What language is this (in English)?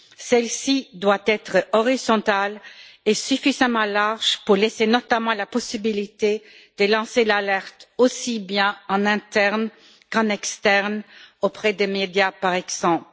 French